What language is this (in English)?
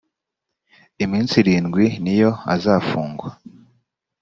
Kinyarwanda